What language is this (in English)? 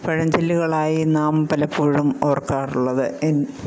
Malayalam